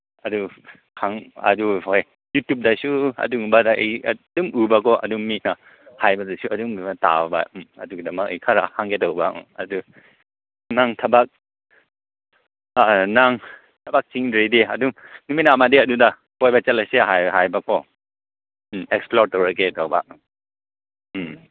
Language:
Manipuri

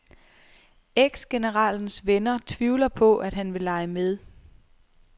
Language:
Danish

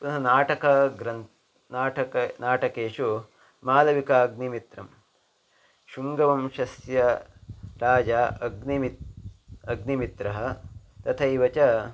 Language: Sanskrit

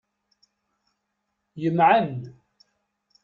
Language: Kabyle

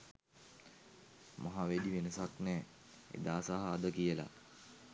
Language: Sinhala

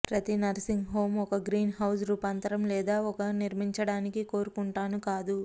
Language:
Telugu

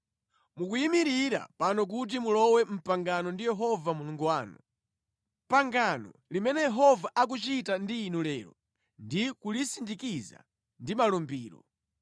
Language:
Nyanja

